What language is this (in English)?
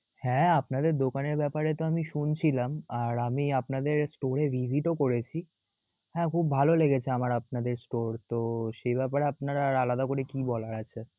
Bangla